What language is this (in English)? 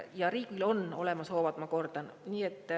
Estonian